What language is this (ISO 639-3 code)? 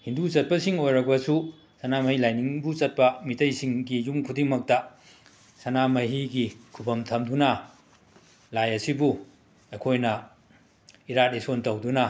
mni